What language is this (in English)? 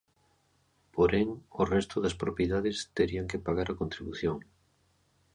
Galician